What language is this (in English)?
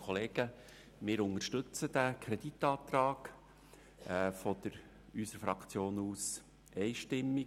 Swiss German